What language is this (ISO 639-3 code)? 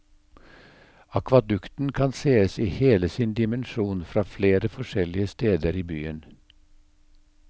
nor